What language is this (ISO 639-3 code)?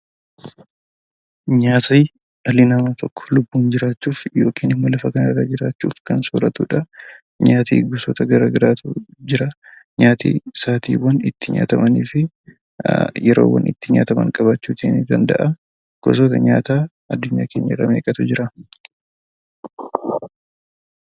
orm